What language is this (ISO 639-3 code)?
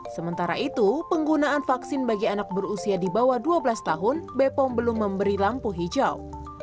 ind